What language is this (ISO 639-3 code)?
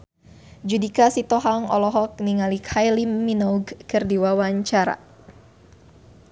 sun